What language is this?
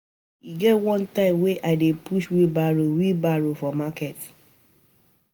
Nigerian Pidgin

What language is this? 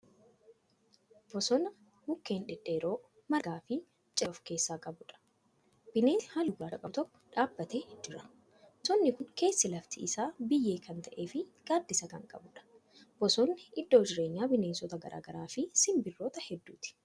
Oromo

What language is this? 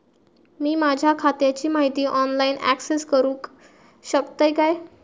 Marathi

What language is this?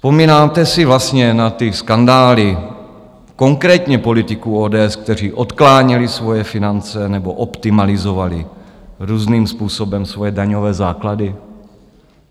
Czech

